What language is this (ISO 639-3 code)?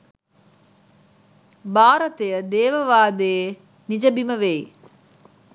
sin